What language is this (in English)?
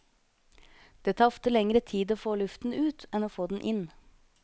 Norwegian